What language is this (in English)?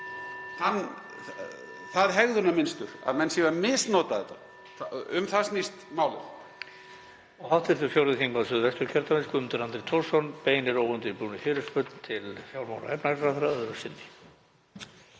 Icelandic